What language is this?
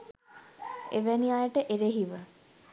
Sinhala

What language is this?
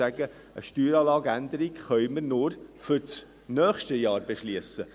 Swiss German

